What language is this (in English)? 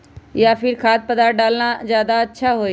Magahi